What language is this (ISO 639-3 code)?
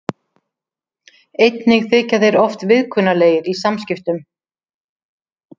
isl